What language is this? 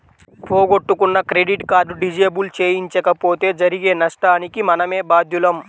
Telugu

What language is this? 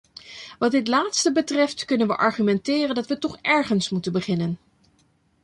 Dutch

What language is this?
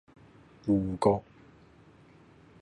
Cantonese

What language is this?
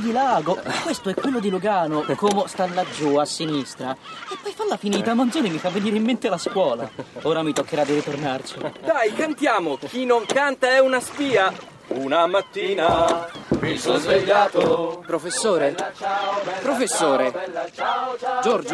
Italian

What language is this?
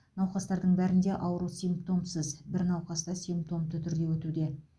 Kazakh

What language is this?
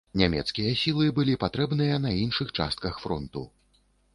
Belarusian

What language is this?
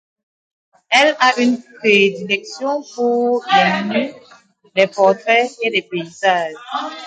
French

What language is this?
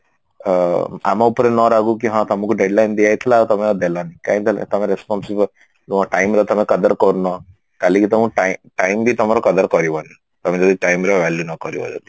Odia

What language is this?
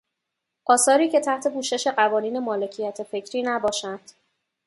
Persian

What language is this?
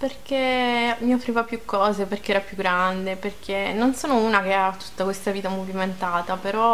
Italian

